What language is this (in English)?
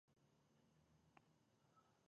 Pashto